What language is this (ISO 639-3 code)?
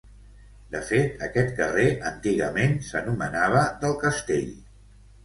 cat